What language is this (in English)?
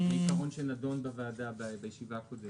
Hebrew